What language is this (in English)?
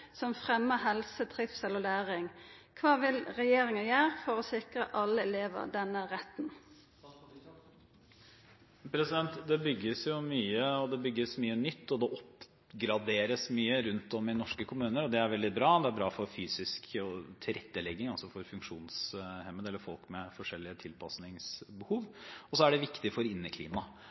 Norwegian